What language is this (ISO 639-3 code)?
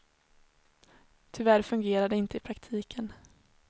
swe